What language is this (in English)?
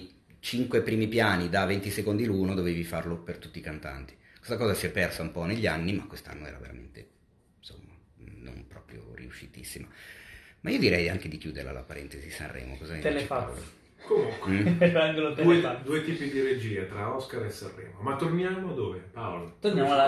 Italian